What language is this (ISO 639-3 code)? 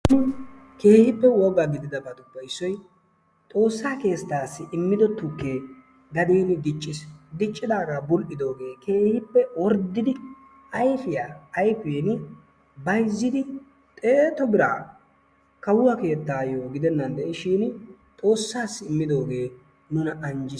wal